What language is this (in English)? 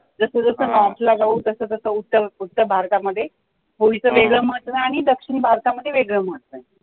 Marathi